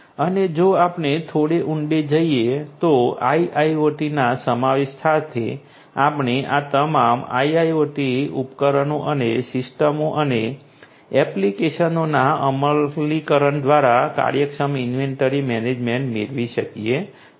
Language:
Gujarati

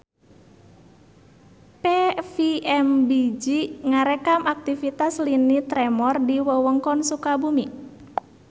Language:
Sundanese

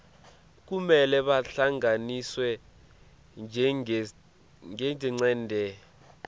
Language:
Swati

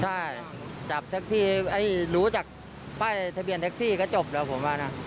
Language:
Thai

